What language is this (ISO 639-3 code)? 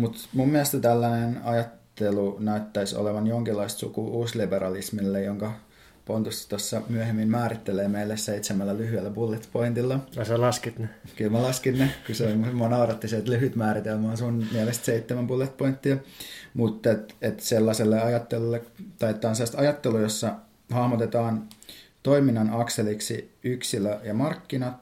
fin